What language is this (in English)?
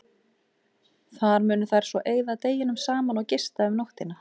Icelandic